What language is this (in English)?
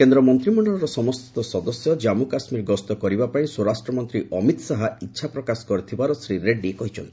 Odia